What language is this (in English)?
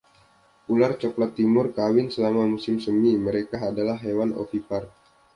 Indonesian